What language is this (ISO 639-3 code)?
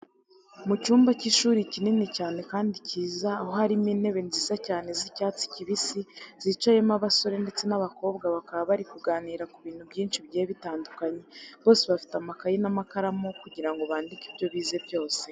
kin